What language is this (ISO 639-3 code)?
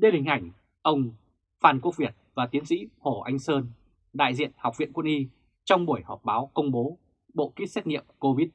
vie